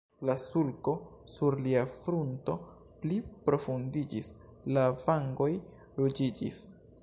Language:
Esperanto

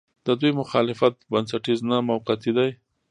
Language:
Pashto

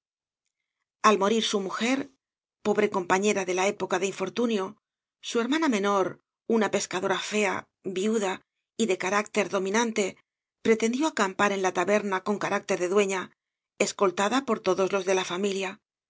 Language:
Spanish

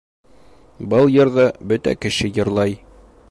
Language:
Bashkir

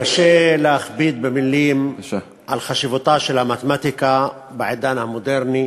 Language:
Hebrew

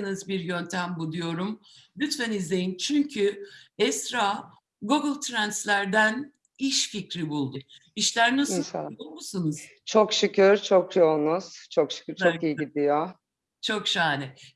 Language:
Turkish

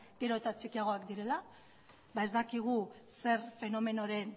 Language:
Basque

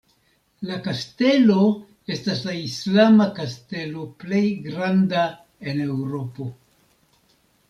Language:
Esperanto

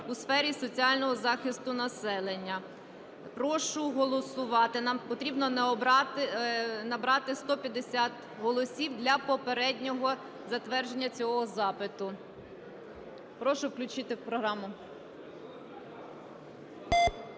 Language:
Ukrainian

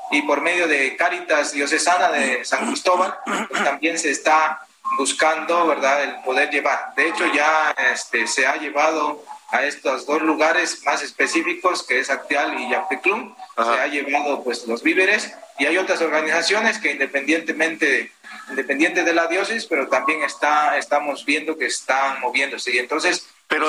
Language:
Spanish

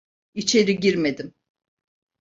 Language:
Turkish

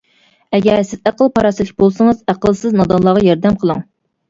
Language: Uyghur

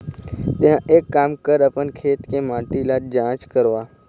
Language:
Chhattisgarhi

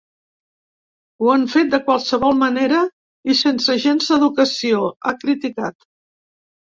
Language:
Catalan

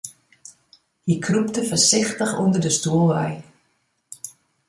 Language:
Western Frisian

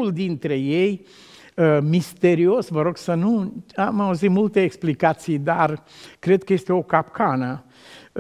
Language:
Romanian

